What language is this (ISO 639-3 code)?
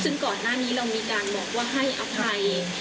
tha